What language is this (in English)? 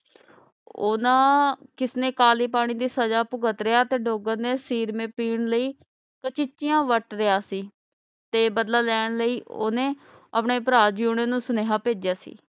Punjabi